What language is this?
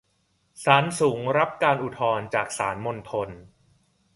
Thai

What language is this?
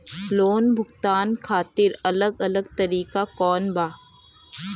Bhojpuri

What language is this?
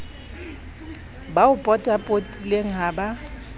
Southern Sotho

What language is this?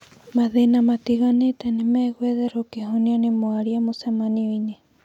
Kikuyu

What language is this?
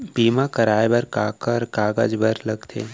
Chhattisgarhi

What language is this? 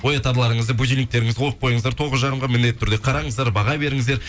Kazakh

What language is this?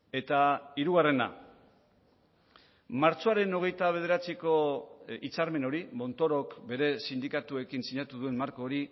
Basque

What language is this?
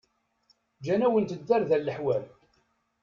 Kabyle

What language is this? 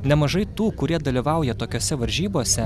Lithuanian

